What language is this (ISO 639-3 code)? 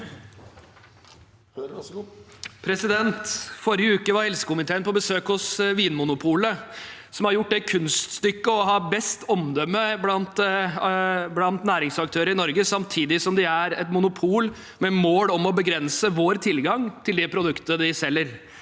nor